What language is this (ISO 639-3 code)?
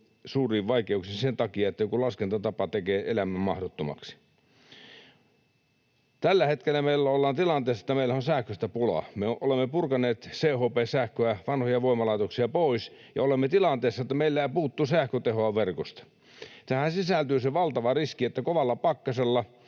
fin